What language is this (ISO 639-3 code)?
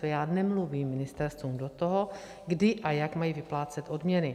ces